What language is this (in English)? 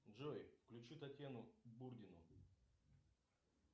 Russian